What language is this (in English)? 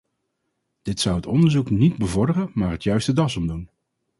Dutch